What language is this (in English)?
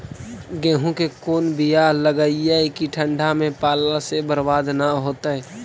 Magahi